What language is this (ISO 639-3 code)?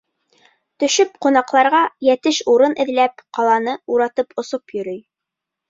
bak